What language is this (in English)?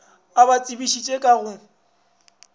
Northern Sotho